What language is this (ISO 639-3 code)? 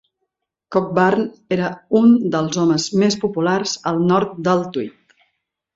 cat